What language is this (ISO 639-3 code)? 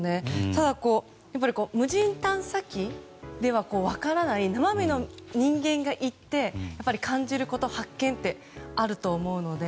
jpn